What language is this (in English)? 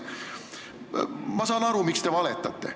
Estonian